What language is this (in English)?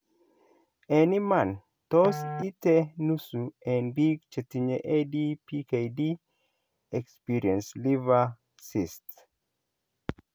Kalenjin